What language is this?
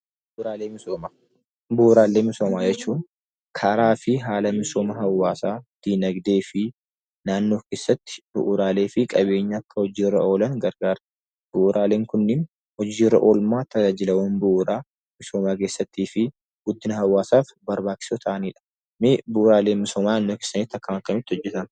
Oromo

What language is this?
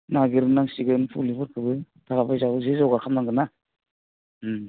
Bodo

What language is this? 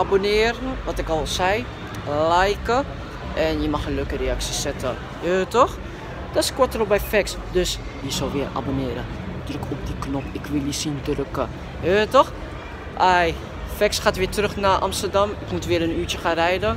Dutch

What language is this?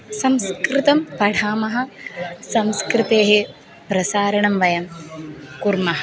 Sanskrit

